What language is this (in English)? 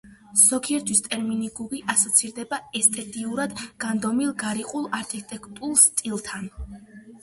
Georgian